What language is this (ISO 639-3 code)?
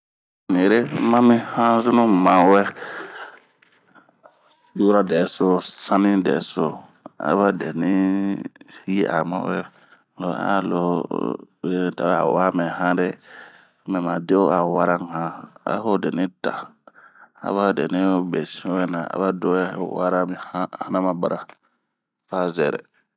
bmq